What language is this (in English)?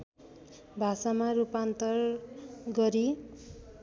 Nepali